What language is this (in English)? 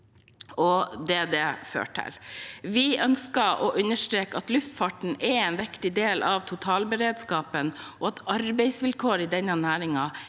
Norwegian